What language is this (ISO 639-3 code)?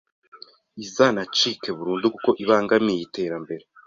kin